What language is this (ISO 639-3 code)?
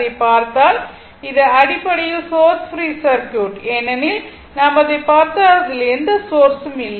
tam